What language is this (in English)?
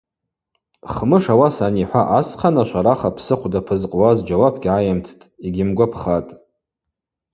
Abaza